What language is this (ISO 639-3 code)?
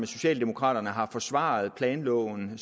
dan